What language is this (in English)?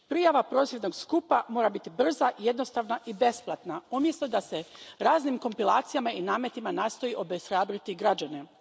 Croatian